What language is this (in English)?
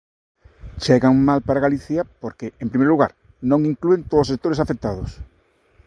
Galician